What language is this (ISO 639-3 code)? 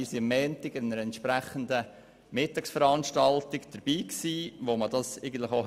gsw